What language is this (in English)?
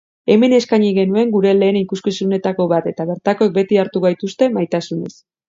Basque